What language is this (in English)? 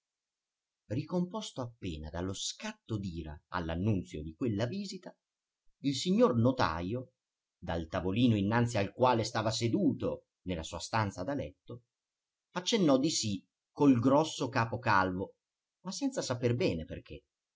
Italian